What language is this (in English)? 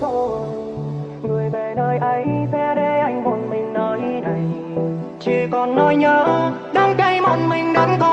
Vietnamese